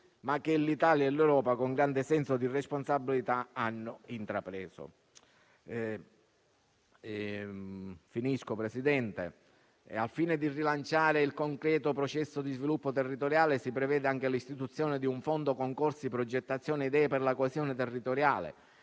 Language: Italian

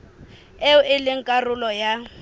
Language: Southern Sotho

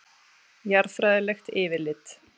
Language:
Icelandic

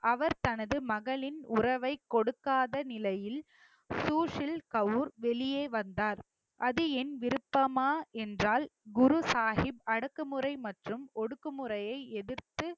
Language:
Tamil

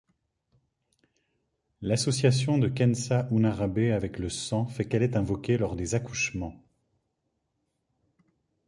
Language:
French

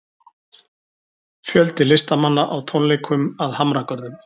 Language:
Icelandic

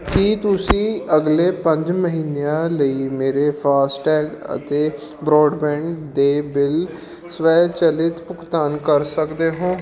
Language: Punjabi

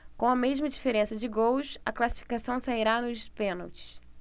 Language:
Portuguese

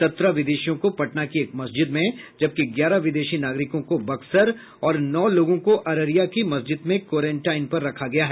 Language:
Hindi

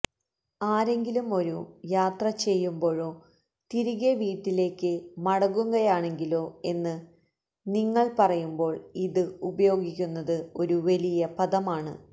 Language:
Malayalam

